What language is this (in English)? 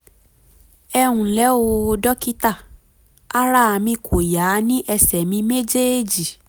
Yoruba